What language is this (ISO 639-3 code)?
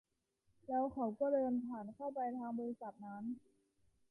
tha